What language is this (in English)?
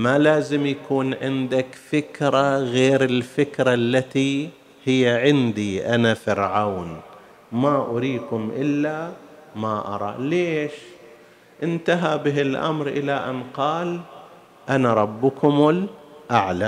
Arabic